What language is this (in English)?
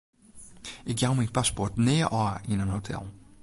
Western Frisian